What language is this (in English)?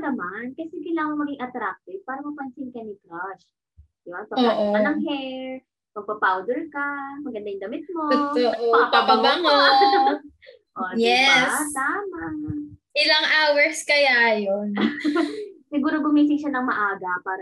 Filipino